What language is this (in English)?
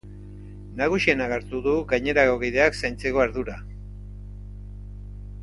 Basque